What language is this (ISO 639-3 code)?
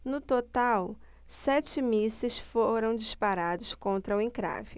por